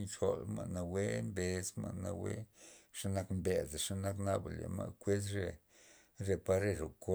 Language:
Loxicha Zapotec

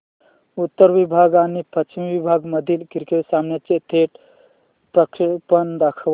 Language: Marathi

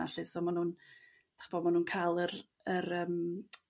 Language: Welsh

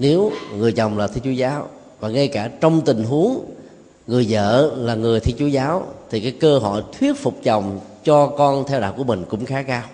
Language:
Vietnamese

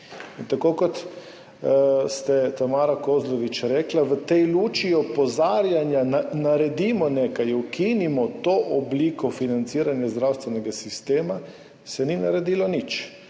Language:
Slovenian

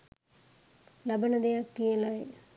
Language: Sinhala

